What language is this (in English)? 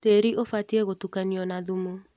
Kikuyu